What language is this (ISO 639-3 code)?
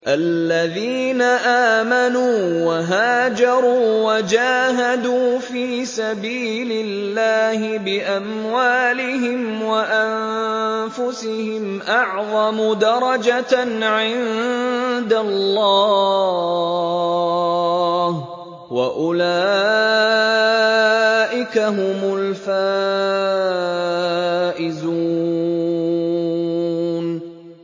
ara